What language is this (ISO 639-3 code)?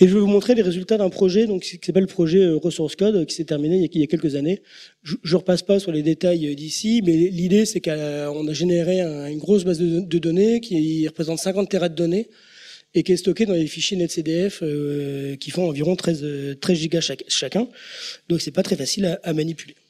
fra